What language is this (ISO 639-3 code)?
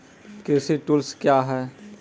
mai